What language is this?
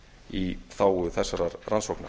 Icelandic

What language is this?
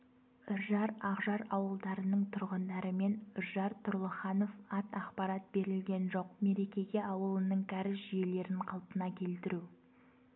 Kazakh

